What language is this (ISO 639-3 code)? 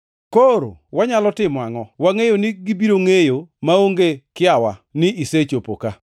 luo